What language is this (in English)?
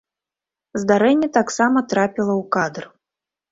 Belarusian